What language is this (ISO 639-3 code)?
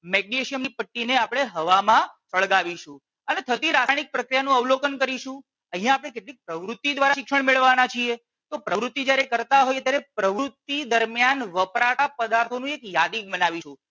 guj